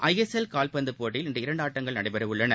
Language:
Tamil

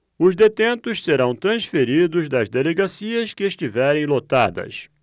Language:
Portuguese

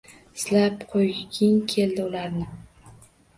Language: Uzbek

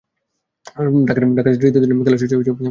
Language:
Bangla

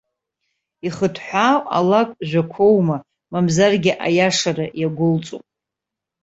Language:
Abkhazian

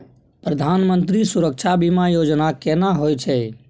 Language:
Maithili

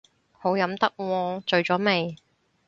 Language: Cantonese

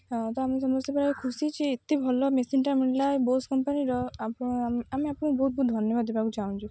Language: Odia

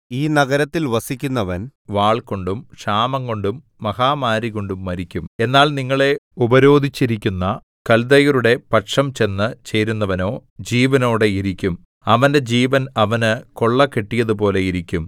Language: Malayalam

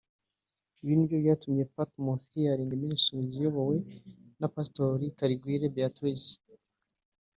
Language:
Kinyarwanda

